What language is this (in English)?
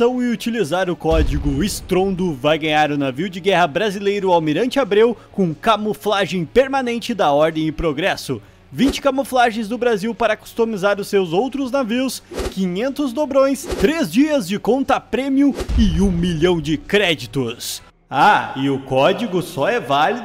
Portuguese